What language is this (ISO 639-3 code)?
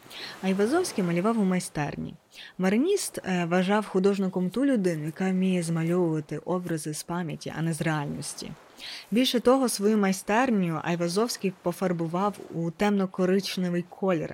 ukr